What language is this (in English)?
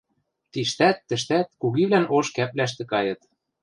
Western Mari